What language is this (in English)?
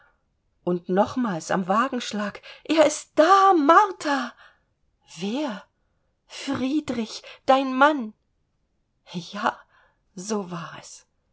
German